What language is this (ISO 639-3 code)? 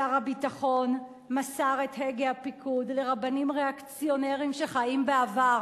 heb